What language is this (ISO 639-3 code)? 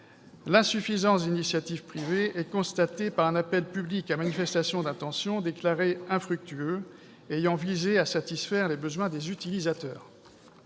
fra